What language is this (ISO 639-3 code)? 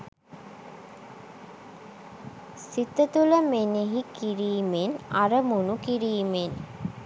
sin